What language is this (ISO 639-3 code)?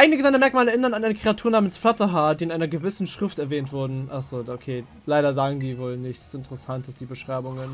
deu